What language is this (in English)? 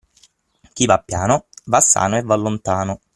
Italian